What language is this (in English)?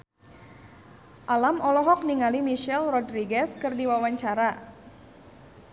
Sundanese